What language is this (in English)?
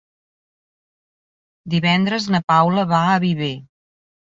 Catalan